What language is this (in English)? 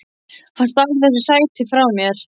Icelandic